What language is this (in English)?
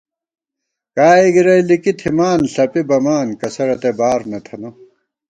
Gawar-Bati